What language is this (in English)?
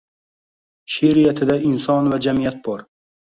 Uzbek